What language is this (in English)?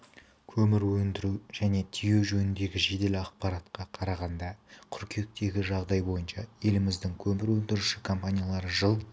Kazakh